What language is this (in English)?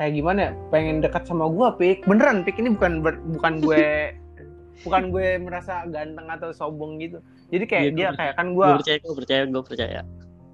Indonesian